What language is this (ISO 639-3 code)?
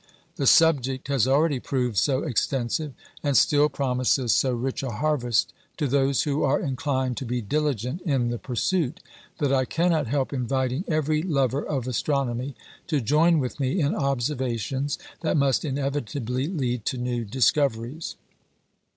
eng